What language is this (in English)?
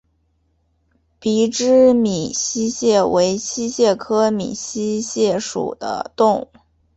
Chinese